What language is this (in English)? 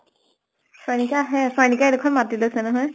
Assamese